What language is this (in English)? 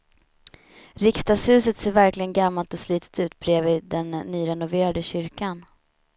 Swedish